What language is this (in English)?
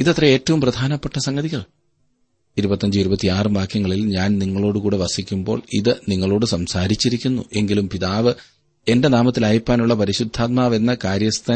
Malayalam